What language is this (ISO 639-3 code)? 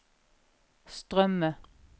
nor